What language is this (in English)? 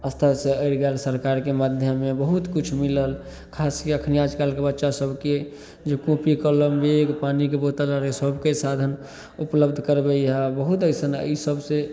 Maithili